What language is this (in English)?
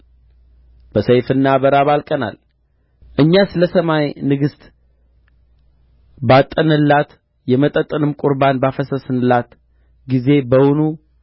Amharic